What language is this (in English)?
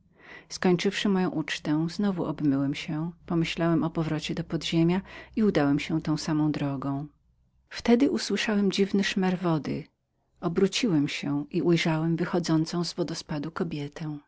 Polish